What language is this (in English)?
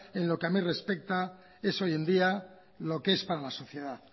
Spanish